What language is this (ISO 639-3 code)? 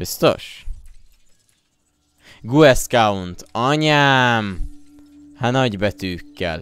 hun